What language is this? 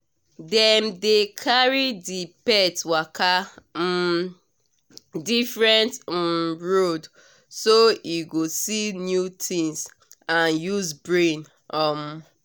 Nigerian Pidgin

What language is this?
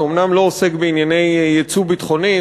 Hebrew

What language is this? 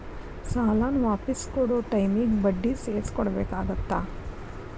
Kannada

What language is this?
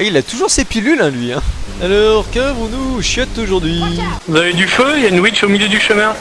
French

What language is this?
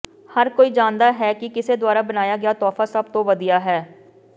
Punjabi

